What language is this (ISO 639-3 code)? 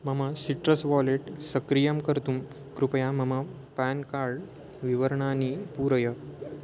san